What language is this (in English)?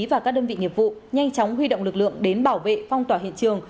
Vietnamese